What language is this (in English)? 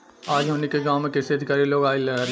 Bhojpuri